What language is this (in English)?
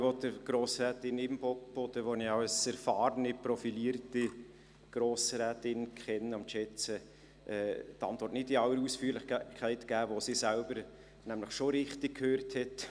Swiss German